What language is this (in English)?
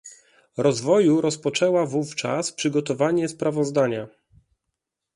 Polish